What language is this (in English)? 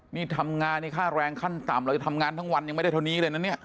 Thai